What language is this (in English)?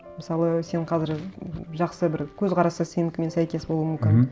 Kazakh